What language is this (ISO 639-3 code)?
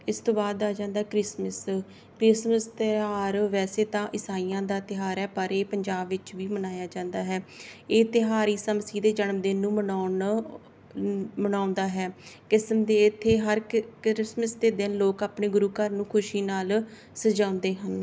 pan